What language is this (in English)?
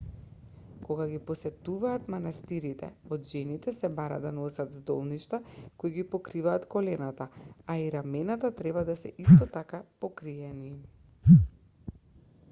Macedonian